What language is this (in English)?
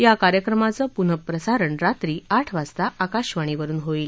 Marathi